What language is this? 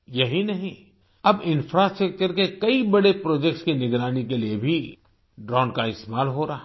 Hindi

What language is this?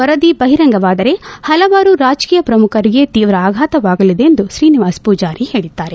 Kannada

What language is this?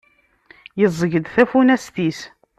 Kabyle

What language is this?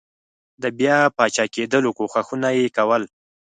Pashto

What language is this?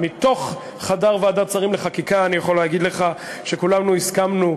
Hebrew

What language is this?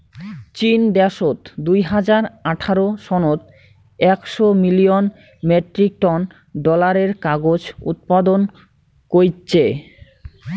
Bangla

